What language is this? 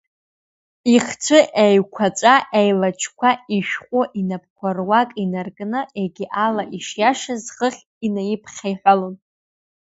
Abkhazian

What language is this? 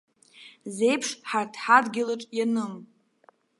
Abkhazian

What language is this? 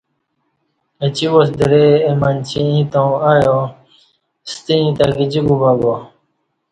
Kati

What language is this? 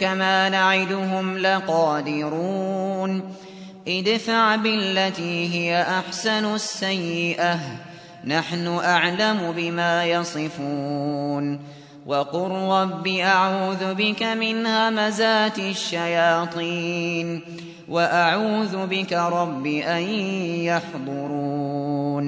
Arabic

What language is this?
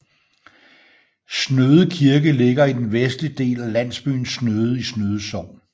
Danish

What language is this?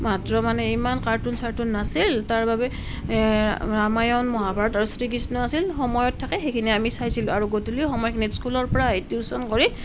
Assamese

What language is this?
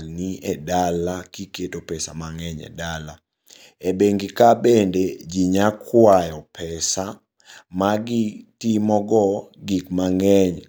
Luo (Kenya and Tanzania)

